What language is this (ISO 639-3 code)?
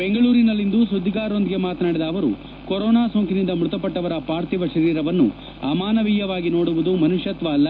kan